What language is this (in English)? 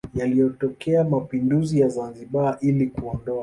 Swahili